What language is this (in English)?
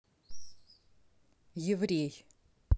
Russian